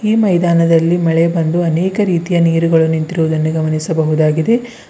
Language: Kannada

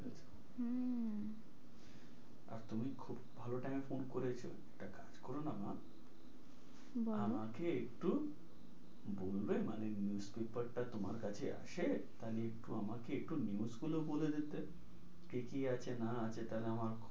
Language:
Bangla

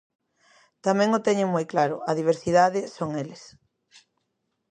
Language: Galician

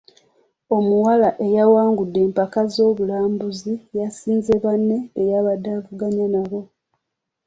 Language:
Ganda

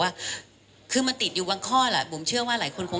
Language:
Thai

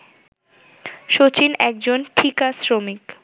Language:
Bangla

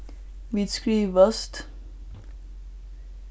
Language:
Faroese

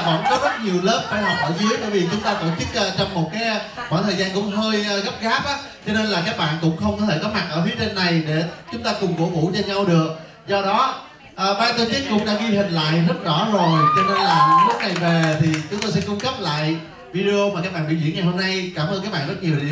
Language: Vietnamese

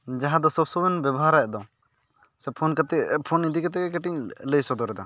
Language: Santali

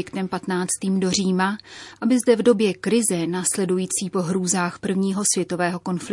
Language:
Czech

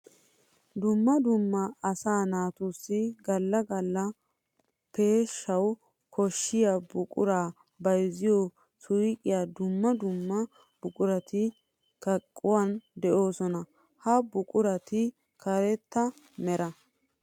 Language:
Wolaytta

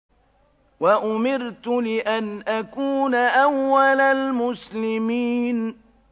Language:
Arabic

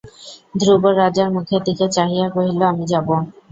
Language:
Bangla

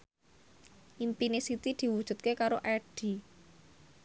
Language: Javanese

